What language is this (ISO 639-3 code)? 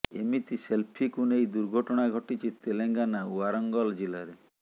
ori